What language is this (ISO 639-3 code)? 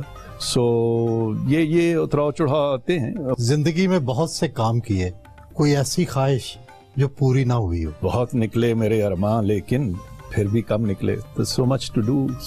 hin